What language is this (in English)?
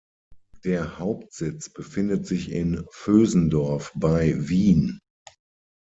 German